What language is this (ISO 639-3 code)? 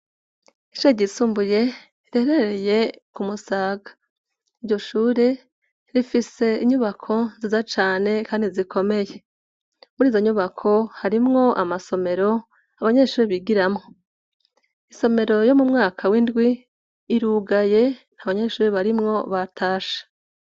run